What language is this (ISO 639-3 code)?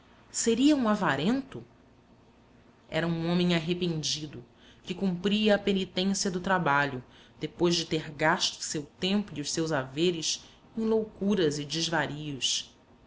por